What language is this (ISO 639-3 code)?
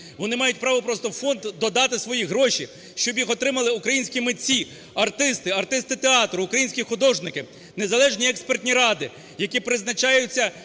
ukr